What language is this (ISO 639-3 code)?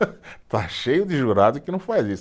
por